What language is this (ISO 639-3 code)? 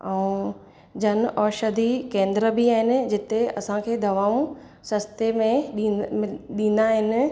snd